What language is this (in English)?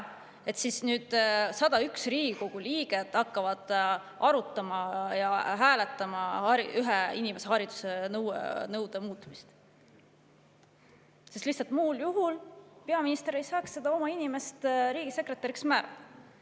Estonian